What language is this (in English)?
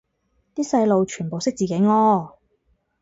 Cantonese